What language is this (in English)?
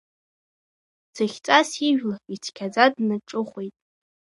Abkhazian